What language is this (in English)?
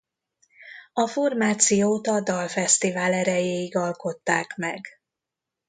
Hungarian